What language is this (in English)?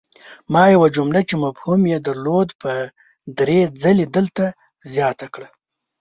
Pashto